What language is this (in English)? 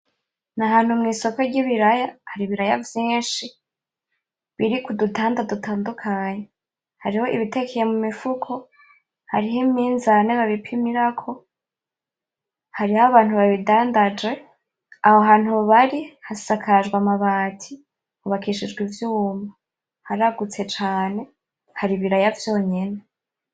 Rundi